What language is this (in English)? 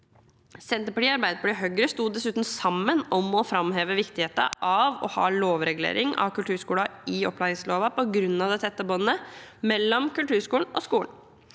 Norwegian